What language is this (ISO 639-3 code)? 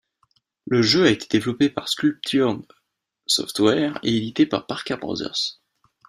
fra